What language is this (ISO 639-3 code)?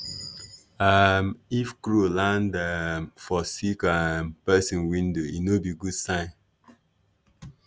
pcm